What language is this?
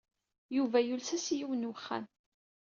Kabyle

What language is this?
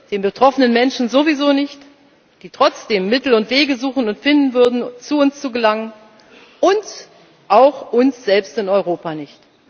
German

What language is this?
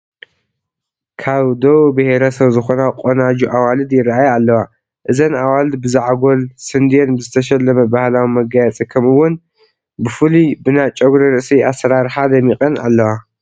Tigrinya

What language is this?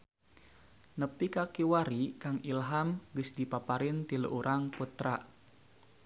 Sundanese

